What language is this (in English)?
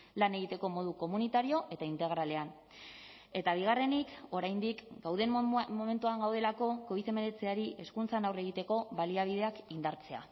Basque